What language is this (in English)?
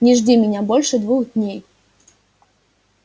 Russian